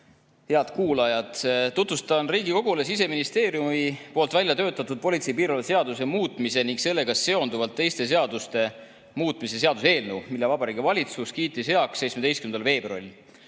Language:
Estonian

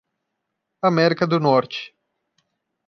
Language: Portuguese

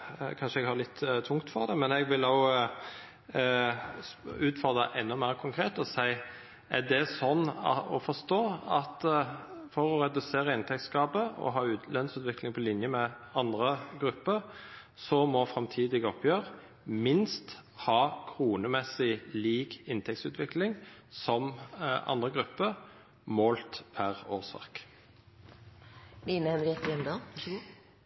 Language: Norwegian Nynorsk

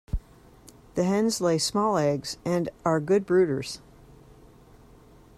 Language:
English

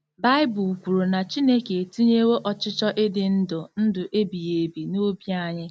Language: Igbo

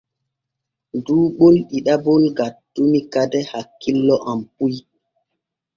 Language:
Borgu Fulfulde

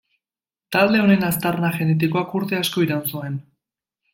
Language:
Basque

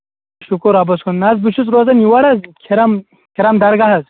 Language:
Kashmiri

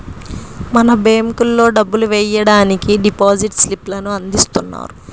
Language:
Telugu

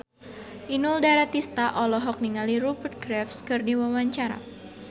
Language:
Sundanese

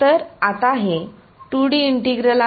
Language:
Marathi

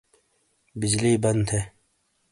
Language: Shina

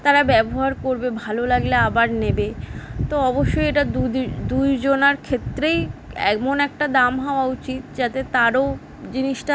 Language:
Bangla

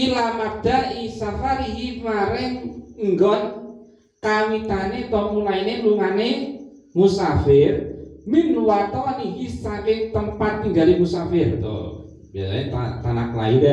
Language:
Indonesian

